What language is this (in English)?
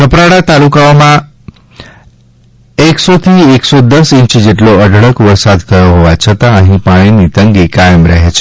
Gujarati